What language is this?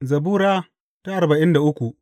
Hausa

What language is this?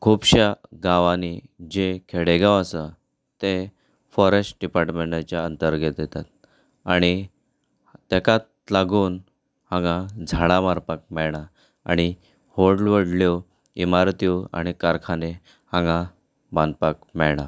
Konkani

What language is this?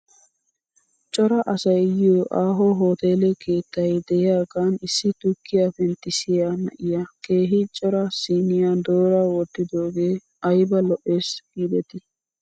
Wolaytta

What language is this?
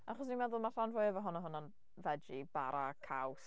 Welsh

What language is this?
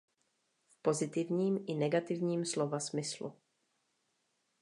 Czech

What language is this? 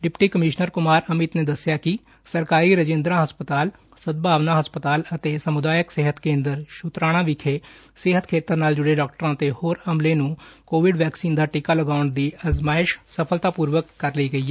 Punjabi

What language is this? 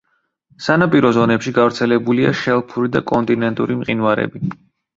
Georgian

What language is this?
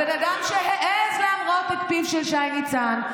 Hebrew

